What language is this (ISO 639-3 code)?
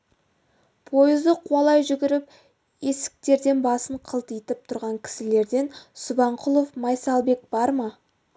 kaz